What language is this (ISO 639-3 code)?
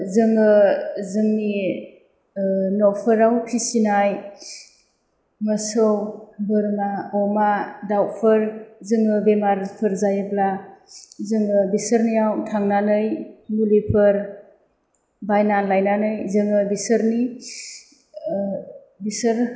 brx